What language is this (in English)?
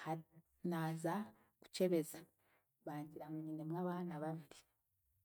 Chiga